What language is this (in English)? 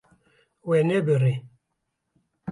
Kurdish